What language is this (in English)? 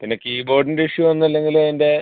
Malayalam